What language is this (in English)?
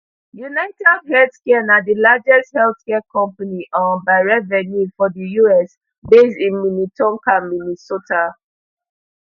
Nigerian Pidgin